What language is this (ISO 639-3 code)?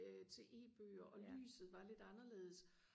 dan